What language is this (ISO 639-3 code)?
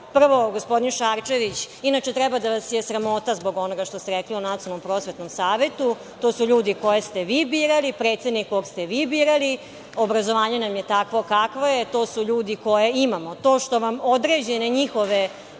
srp